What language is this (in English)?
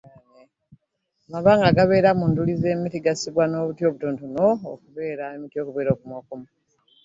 Ganda